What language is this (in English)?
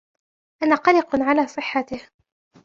Arabic